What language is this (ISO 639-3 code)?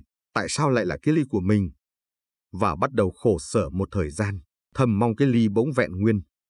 vie